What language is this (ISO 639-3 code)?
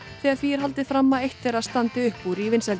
isl